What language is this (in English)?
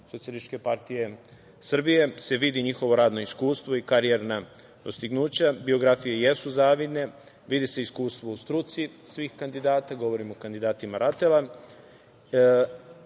Serbian